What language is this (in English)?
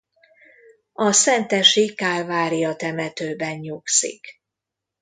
Hungarian